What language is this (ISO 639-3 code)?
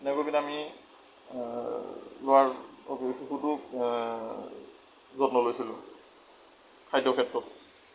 asm